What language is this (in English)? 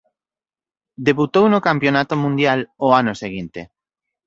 Galician